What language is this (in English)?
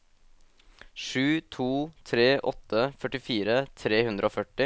Norwegian